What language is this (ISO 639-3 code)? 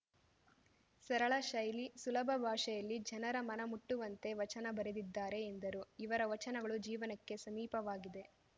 kan